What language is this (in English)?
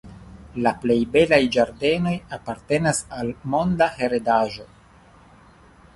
Esperanto